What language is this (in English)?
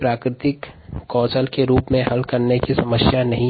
Hindi